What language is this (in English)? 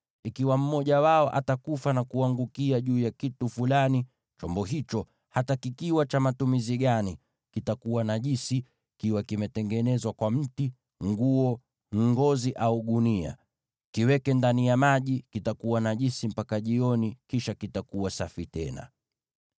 Swahili